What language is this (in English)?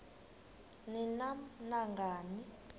Xhosa